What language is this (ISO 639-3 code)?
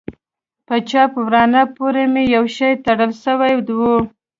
pus